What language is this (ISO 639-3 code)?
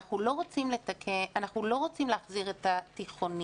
heb